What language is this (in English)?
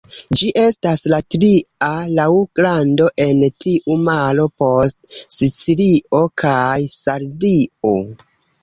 Esperanto